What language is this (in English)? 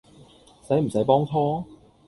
Cantonese